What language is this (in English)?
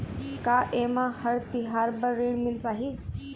Chhattisgarhi